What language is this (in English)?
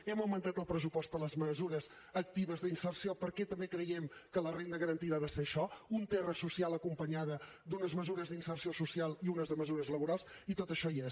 Catalan